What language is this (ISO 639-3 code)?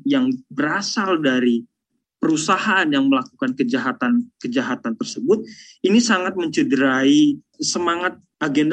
ind